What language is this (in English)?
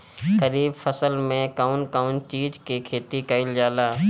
Bhojpuri